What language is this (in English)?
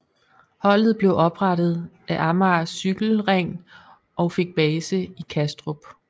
Danish